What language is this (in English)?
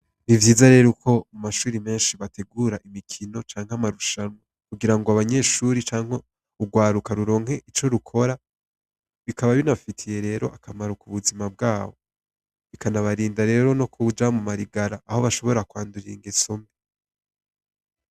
Rundi